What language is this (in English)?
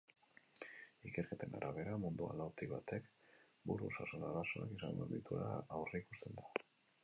Basque